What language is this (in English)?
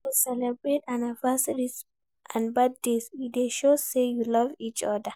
Nigerian Pidgin